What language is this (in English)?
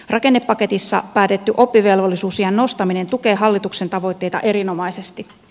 Finnish